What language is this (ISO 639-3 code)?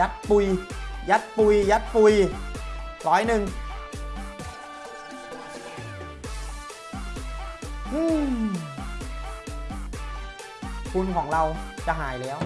tha